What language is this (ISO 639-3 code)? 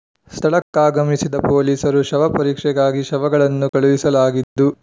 kan